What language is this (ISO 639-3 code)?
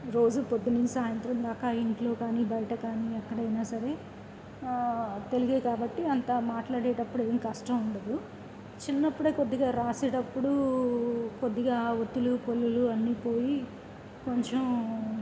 tel